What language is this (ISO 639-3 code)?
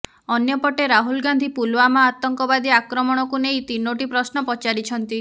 ori